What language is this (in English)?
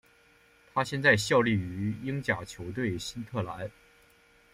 Chinese